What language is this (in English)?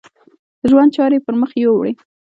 Pashto